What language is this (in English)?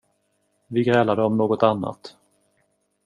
Swedish